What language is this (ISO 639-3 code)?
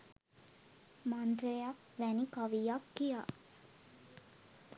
sin